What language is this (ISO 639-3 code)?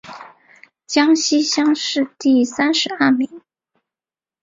zho